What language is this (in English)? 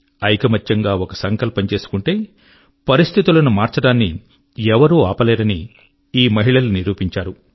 Telugu